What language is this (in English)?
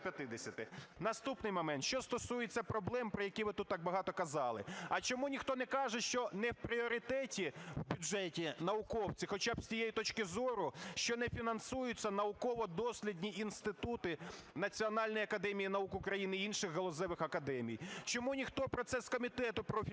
Ukrainian